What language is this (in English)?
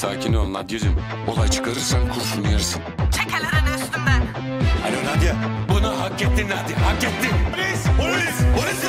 Turkish